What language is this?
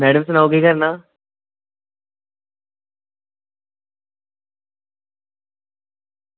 Dogri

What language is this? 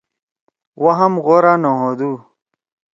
Torwali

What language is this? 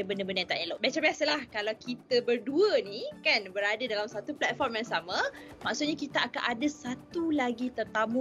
Malay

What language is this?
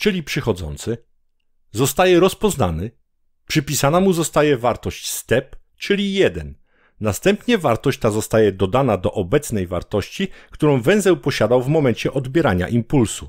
Polish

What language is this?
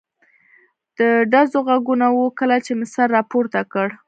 Pashto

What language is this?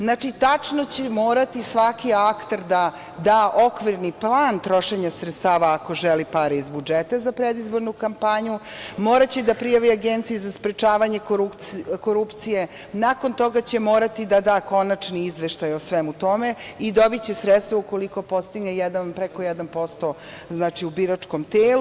Serbian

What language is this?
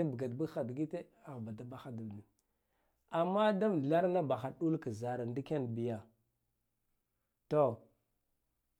Guduf-Gava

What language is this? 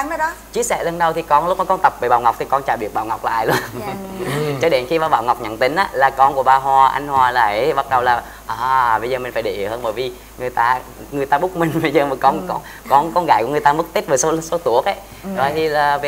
Vietnamese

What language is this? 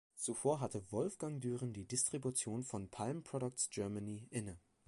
German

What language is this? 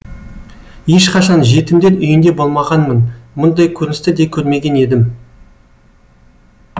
Kazakh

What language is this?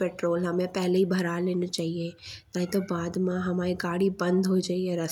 Bundeli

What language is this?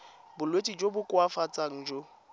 Tswana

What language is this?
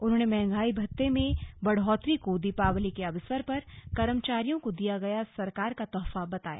Hindi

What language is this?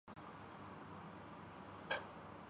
Urdu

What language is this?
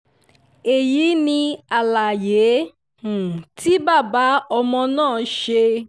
Yoruba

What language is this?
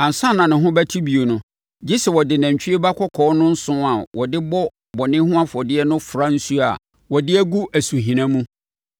Akan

